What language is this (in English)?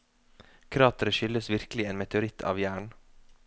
Norwegian